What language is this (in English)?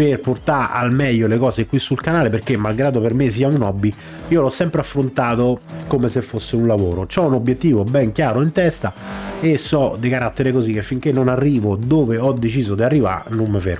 Italian